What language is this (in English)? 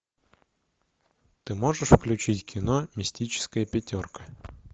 Russian